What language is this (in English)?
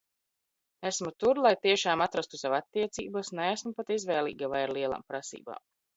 Latvian